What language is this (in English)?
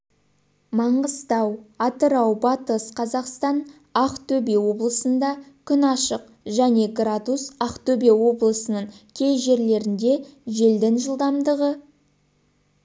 Kazakh